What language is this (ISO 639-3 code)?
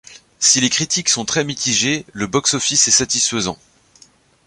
fra